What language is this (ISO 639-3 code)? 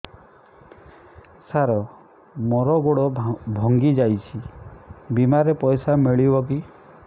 ori